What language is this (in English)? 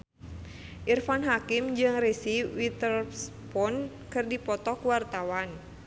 Sundanese